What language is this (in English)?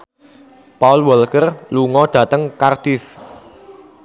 Javanese